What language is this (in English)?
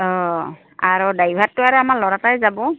Assamese